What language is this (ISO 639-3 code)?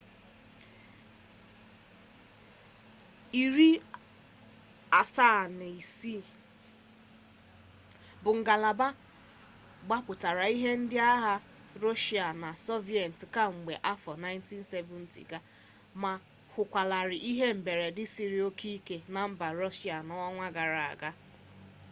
ibo